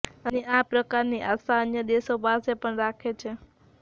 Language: Gujarati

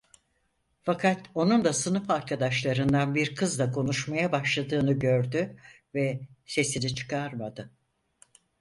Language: Turkish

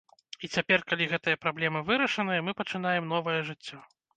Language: Belarusian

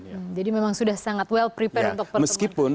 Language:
Indonesian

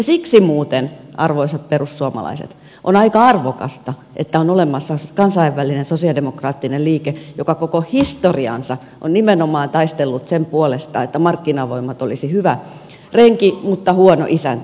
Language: Finnish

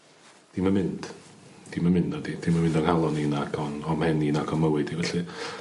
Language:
Welsh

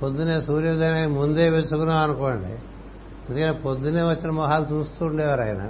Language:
Telugu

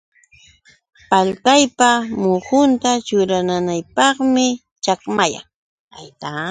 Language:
Yauyos Quechua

